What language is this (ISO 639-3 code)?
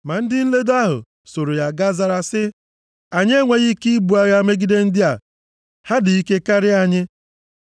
ibo